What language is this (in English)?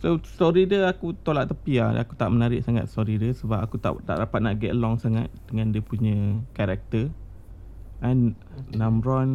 Malay